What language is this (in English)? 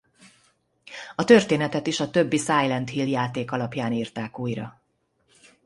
Hungarian